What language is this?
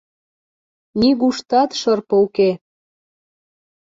Mari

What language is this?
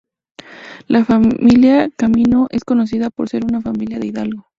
Spanish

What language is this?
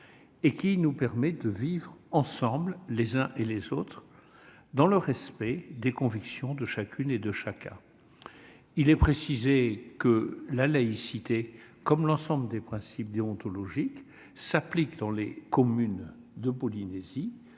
French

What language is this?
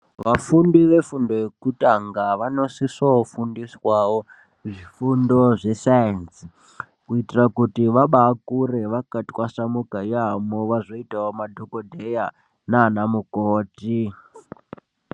Ndau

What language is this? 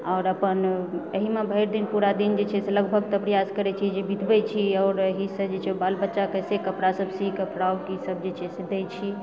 Maithili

